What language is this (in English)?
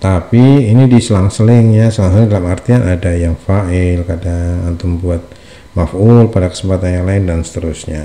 Indonesian